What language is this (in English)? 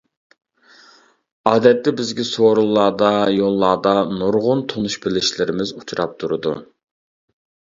Uyghur